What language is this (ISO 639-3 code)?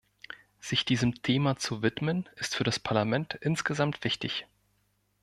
deu